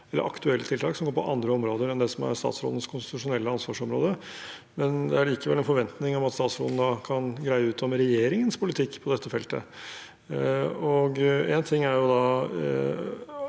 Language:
Norwegian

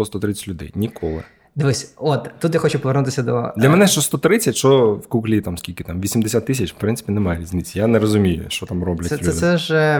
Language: Ukrainian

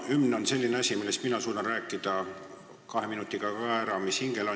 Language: Estonian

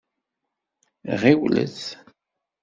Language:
Kabyle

